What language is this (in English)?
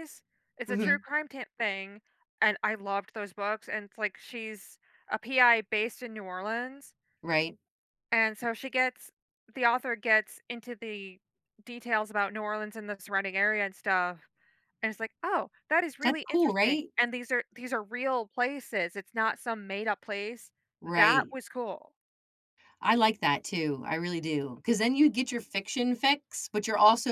English